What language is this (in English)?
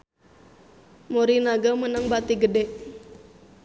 Sundanese